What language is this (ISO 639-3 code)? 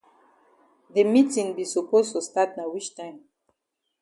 wes